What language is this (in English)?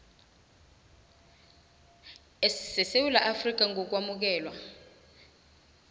South Ndebele